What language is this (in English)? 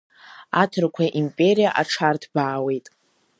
Abkhazian